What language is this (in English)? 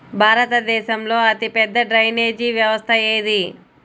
Telugu